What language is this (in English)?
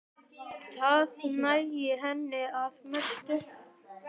Icelandic